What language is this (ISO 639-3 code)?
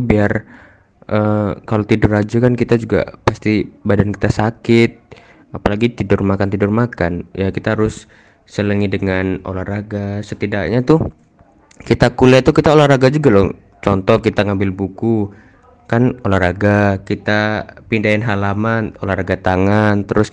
ind